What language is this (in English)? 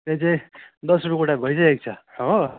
Nepali